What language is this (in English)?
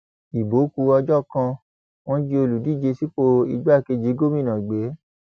Yoruba